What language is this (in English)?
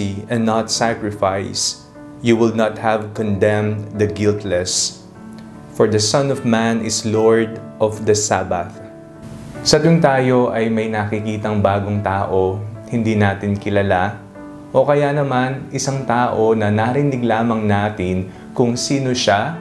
Filipino